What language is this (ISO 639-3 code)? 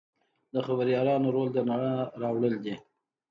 pus